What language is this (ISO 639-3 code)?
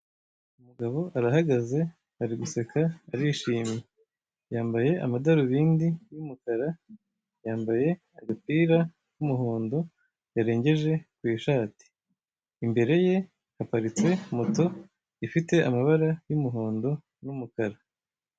kin